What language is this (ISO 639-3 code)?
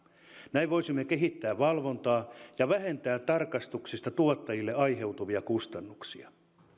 fin